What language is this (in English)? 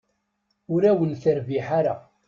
Kabyle